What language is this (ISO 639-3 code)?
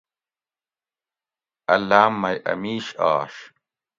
gwc